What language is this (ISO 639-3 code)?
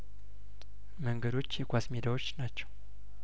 amh